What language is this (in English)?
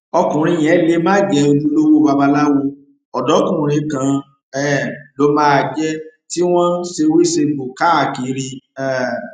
Yoruba